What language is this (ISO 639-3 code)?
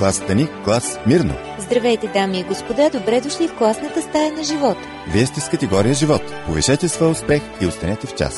bul